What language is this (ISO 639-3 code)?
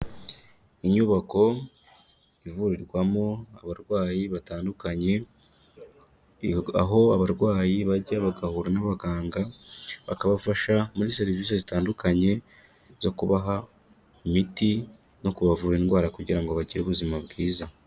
kin